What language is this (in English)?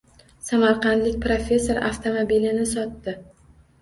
Uzbek